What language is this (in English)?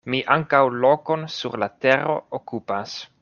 Esperanto